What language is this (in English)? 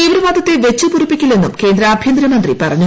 Malayalam